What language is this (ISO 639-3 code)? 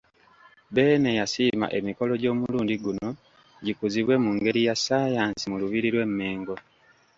lug